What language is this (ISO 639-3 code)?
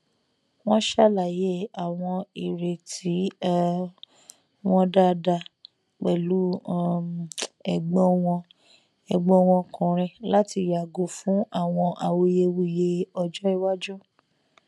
yor